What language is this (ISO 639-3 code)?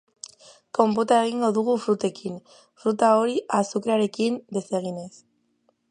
eus